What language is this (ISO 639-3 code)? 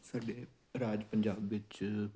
pan